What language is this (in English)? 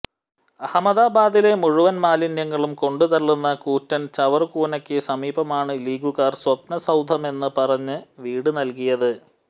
Malayalam